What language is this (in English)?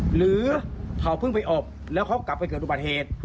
Thai